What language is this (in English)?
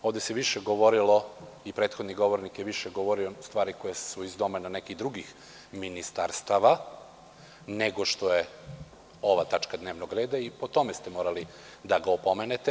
Serbian